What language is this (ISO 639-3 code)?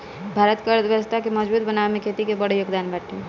bho